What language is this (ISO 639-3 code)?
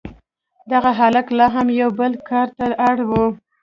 pus